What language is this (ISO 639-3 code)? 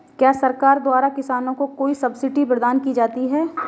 hin